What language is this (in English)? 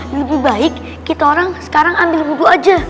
Indonesian